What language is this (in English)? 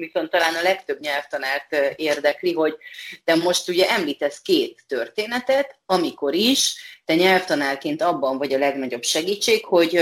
Hungarian